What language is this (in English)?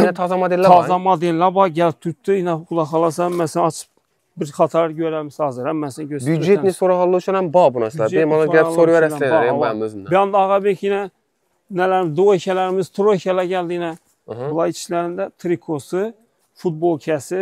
Turkish